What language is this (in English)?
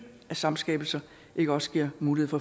Danish